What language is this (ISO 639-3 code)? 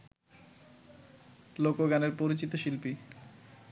ben